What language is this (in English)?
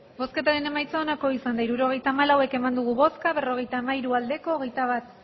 Basque